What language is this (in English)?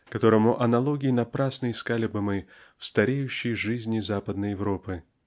Russian